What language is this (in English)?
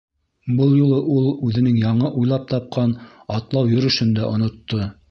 Bashkir